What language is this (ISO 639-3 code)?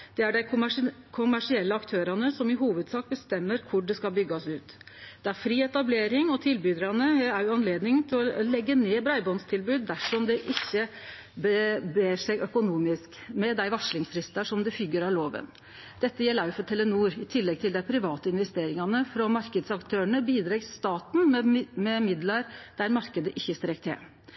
nno